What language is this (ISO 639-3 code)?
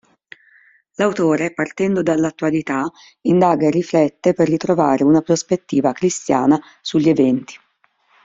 ita